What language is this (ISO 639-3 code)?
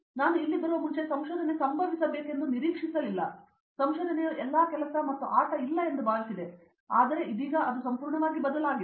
kan